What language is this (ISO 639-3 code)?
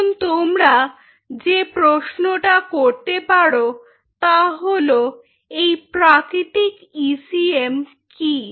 ben